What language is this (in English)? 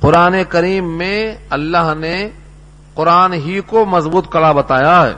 Urdu